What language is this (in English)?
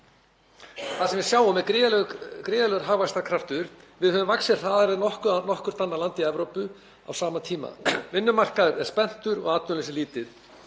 Icelandic